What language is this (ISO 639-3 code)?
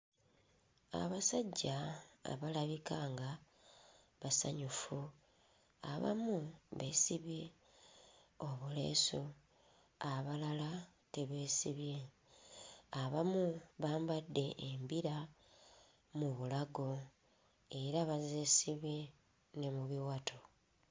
lug